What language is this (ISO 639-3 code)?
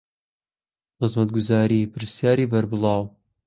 ckb